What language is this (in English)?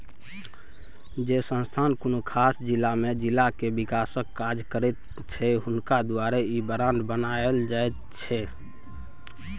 Maithili